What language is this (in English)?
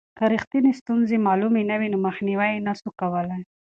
Pashto